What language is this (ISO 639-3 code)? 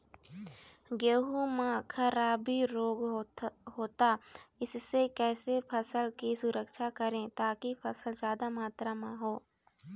hne